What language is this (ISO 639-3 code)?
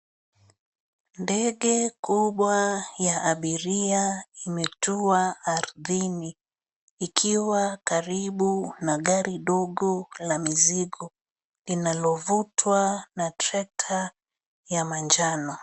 swa